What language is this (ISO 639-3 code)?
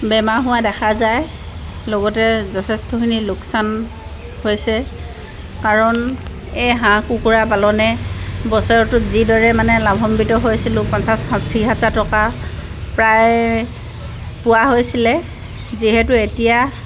asm